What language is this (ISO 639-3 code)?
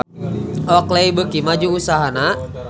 sun